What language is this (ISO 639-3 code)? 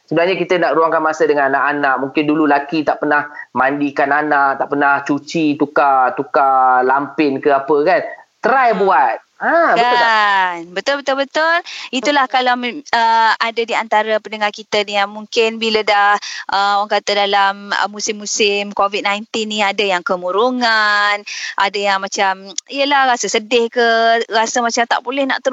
msa